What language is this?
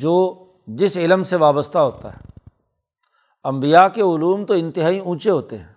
Urdu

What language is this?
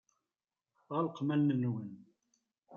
Kabyle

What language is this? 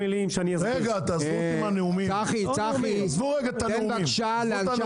Hebrew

